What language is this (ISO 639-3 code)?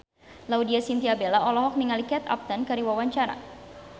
sun